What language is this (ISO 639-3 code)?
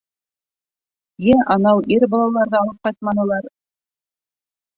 bak